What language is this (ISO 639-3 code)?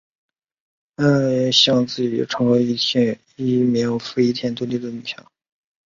zho